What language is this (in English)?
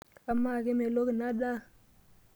Masai